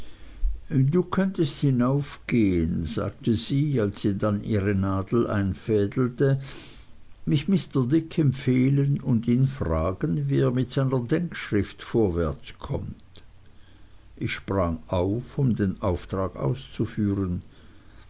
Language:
German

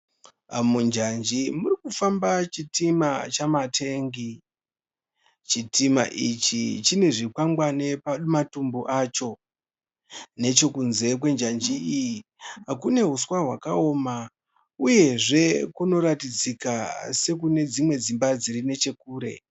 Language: Shona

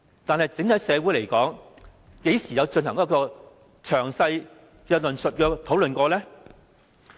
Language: Cantonese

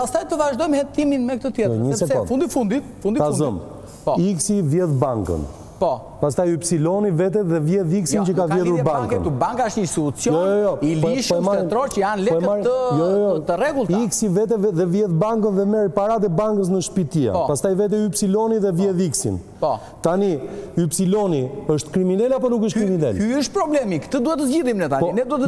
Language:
Romanian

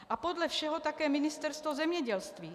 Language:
Czech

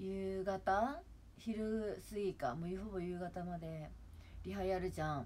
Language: Japanese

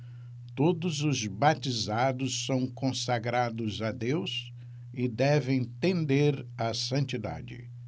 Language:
Portuguese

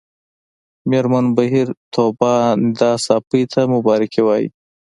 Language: Pashto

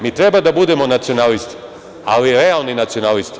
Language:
Serbian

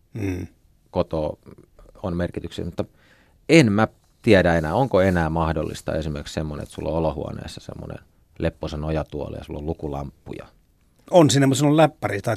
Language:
Finnish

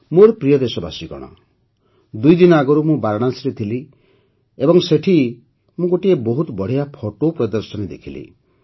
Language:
Odia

